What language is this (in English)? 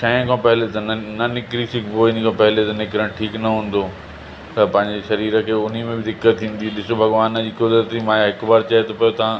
Sindhi